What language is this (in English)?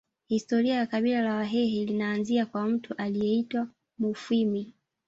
Swahili